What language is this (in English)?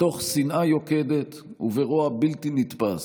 Hebrew